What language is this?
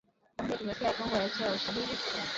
Swahili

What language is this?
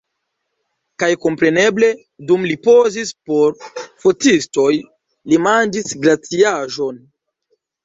Esperanto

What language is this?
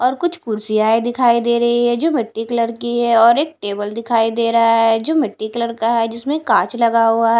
Hindi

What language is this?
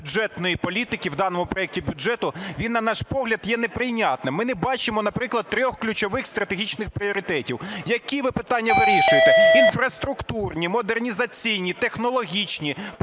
Ukrainian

